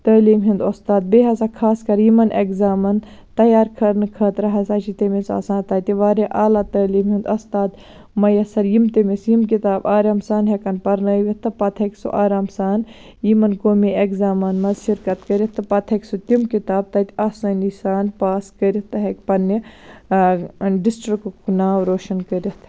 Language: Kashmiri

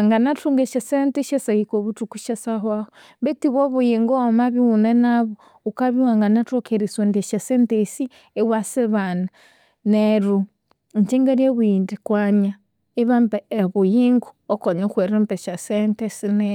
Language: Konzo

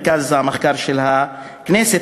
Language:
Hebrew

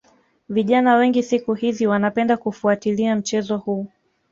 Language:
Swahili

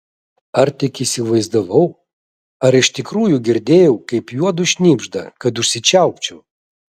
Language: Lithuanian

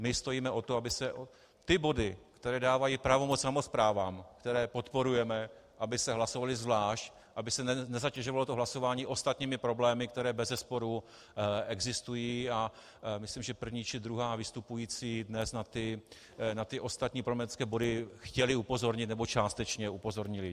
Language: Czech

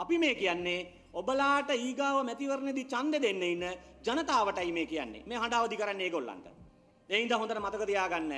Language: Indonesian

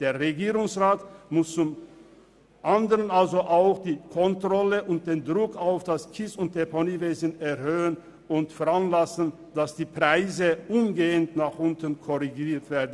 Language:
Swiss German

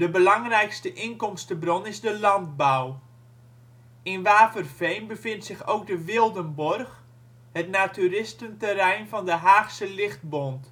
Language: Dutch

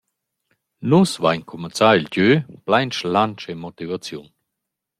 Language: Romansh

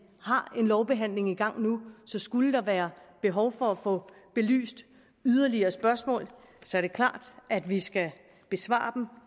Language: Danish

